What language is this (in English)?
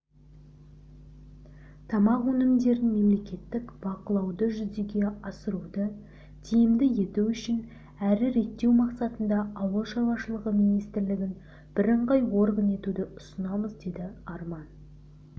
Kazakh